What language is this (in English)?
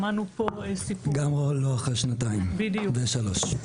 Hebrew